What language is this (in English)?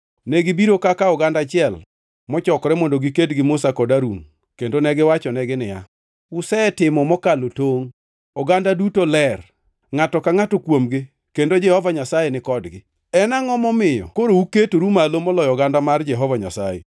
Luo (Kenya and Tanzania)